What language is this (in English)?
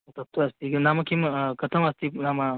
Sanskrit